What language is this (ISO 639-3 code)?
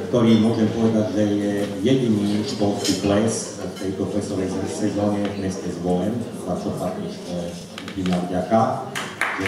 slk